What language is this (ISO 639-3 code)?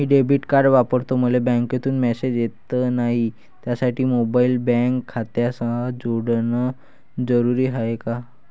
mar